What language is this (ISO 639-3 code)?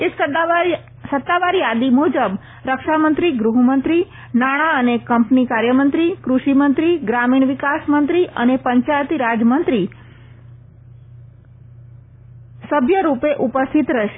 guj